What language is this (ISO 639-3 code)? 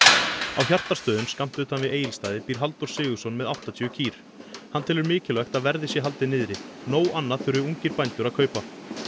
isl